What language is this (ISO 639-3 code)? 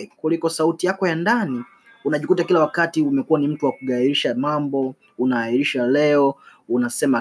swa